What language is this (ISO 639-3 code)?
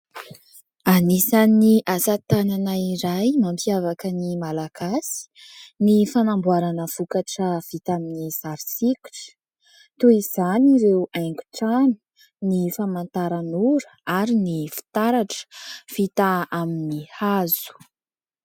mlg